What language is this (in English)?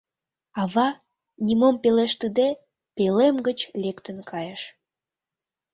Mari